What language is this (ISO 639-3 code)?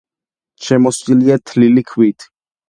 kat